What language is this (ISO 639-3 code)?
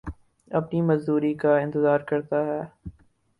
urd